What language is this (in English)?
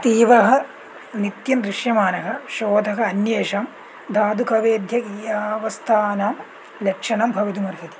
Sanskrit